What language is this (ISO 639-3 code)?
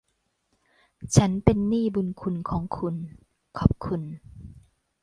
tha